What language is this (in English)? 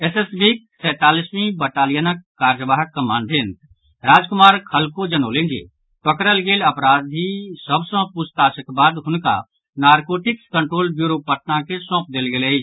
Maithili